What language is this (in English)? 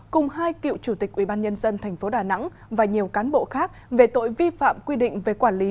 Vietnamese